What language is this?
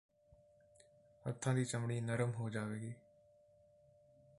Punjabi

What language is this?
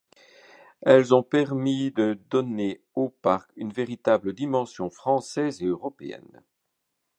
French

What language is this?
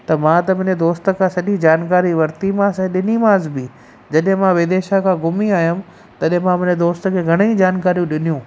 Sindhi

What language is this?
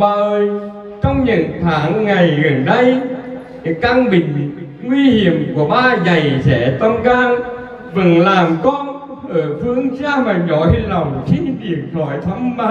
Vietnamese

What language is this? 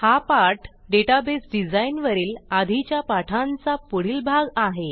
Marathi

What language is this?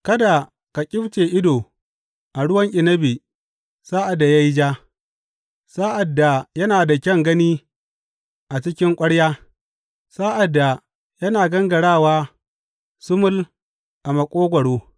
Hausa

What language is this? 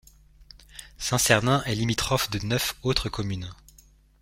French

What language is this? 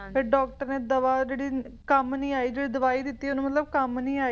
Punjabi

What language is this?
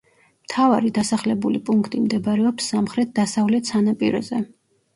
Georgian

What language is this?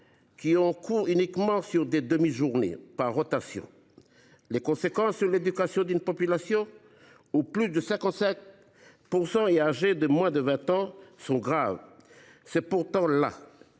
French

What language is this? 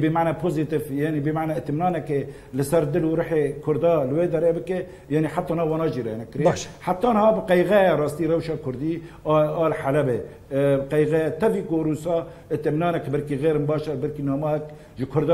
Arabic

